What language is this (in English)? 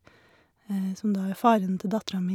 Norwegian